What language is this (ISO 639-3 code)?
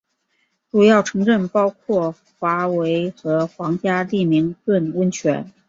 zho